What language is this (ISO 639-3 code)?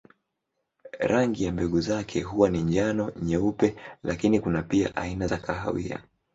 swa